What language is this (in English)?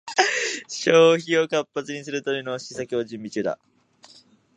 Japanese